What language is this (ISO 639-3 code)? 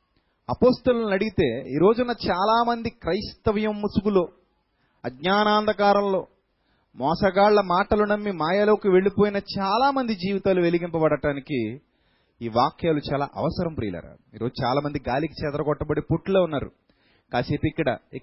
tel